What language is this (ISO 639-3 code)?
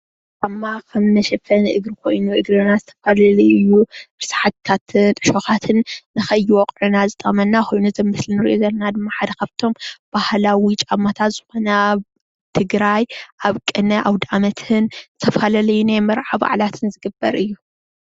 tir